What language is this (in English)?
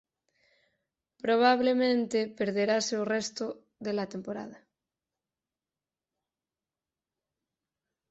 Galician